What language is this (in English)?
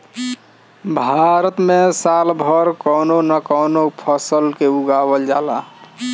Bhojpuri